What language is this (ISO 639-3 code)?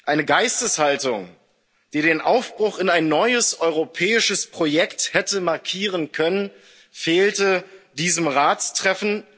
deu